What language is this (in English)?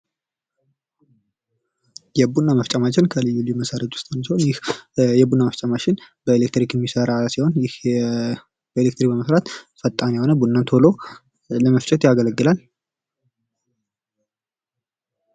Amharic